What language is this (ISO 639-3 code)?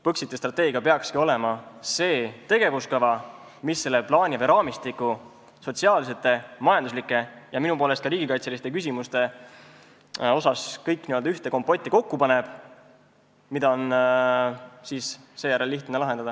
est